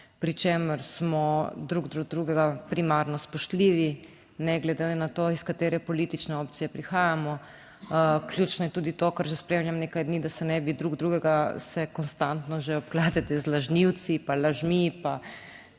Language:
Slovenian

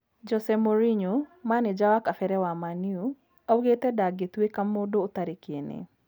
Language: Kikuyu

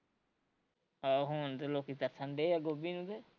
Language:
Punjabi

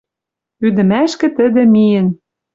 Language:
Western Mari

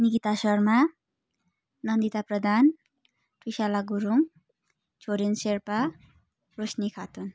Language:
Nepali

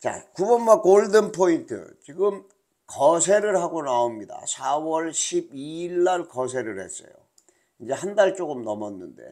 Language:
Korean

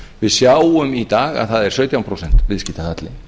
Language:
Icelandic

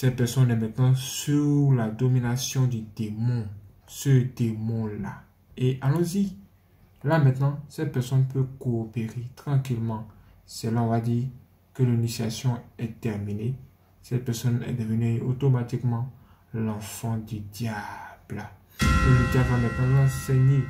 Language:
French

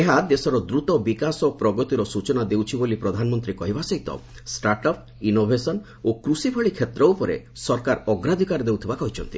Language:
Odia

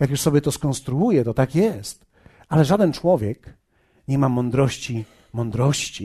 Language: Polish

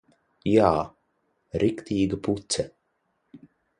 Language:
Latvian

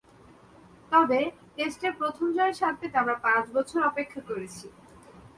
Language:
Bangla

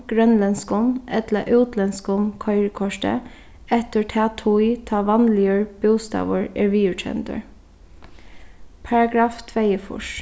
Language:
Faroese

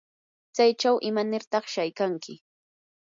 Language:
Yanahuanca Pasco Quechua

